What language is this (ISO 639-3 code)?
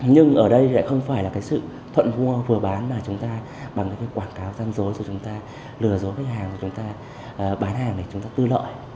vie